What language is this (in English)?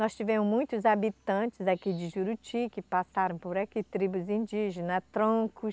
Portuguese